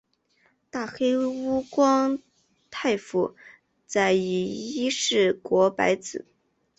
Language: Chinese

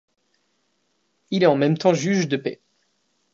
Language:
French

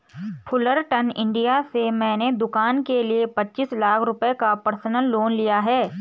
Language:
Hindi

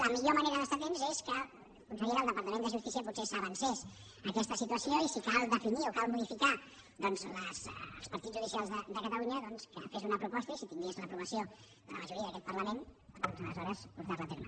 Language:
Catalan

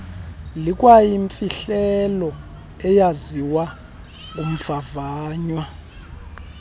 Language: Xhosa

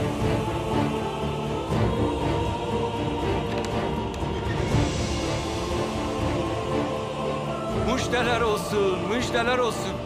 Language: Turkish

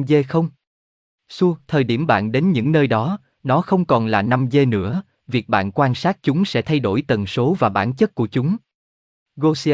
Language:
Vietnamese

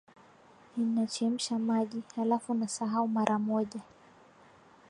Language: Swahili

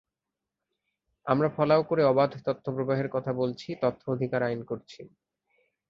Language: Bangla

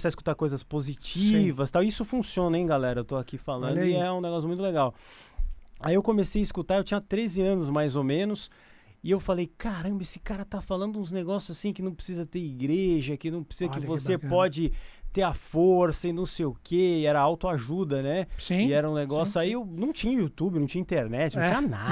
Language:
Portuguese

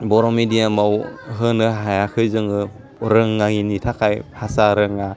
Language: Bodo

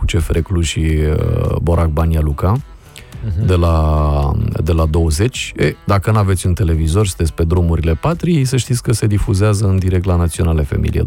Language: Romanian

